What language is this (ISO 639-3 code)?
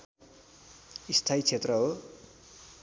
nep